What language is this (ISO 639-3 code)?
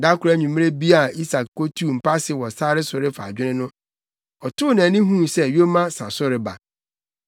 aka